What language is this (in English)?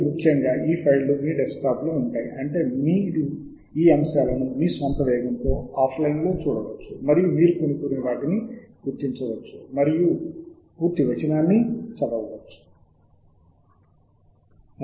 Telugu